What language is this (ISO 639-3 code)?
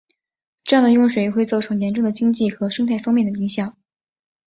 zho